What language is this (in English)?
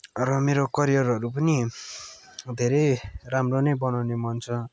Nepali